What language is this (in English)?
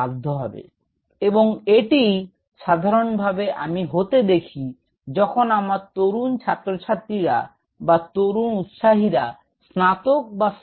Bangla